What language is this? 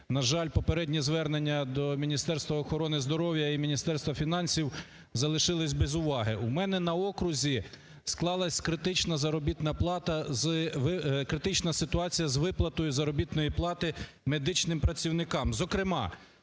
Ukrainian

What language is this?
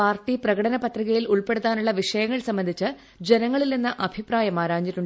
Malayalam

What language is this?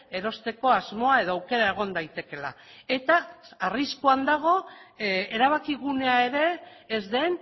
Basque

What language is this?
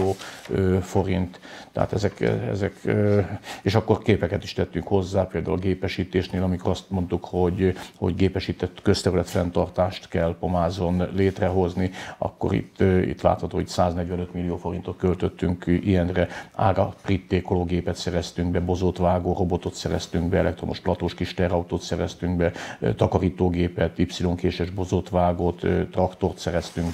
Hungarian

